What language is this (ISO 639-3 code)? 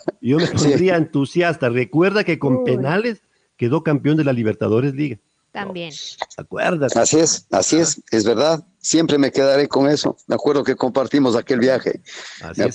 spa